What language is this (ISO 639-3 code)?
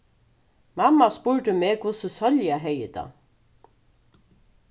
fao